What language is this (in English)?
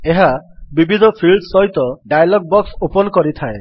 Odia